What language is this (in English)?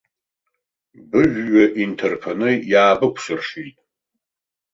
Abkhazian